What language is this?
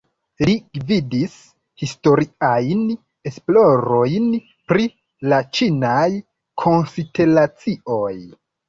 Esperanto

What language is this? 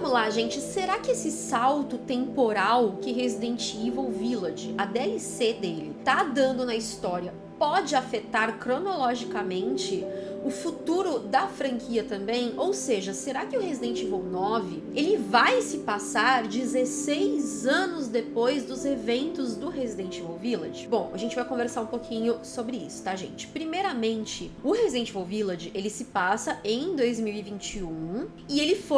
Portuguese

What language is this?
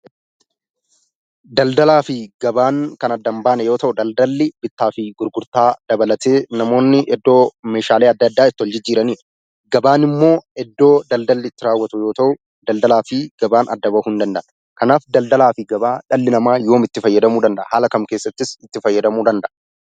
Oromo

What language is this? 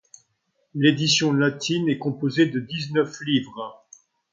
French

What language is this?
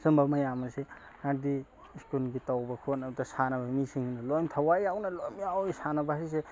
Manipuri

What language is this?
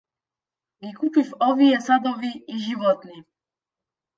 Macedonian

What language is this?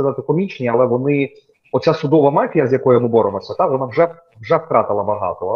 Ukrainian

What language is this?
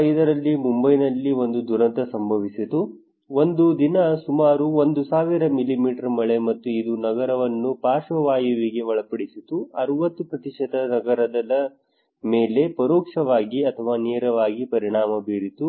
Kannada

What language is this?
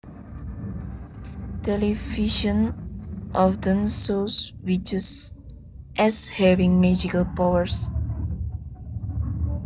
Javanese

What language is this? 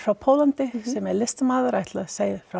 Icelandic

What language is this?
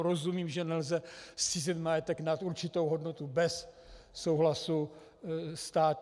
Czech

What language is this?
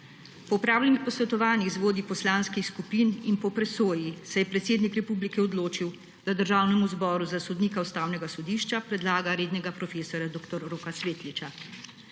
Slovenian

